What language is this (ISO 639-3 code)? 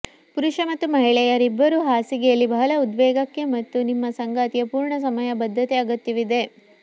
kan